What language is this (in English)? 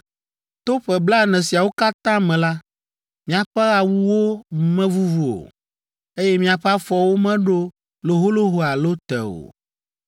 Ewe